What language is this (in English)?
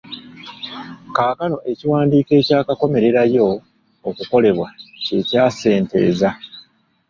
Ganda